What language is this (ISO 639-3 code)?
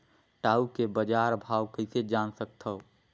hne